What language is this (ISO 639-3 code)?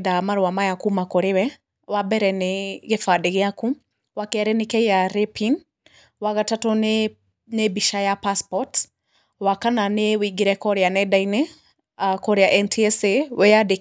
kik